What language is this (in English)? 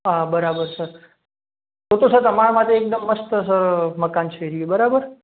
Gujarati